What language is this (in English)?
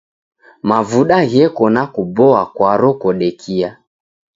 Taita